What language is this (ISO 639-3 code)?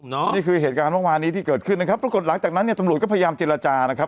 tha